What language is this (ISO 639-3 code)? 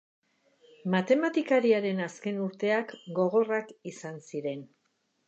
eus